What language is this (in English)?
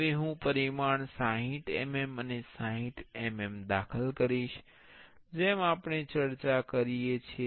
Gujarati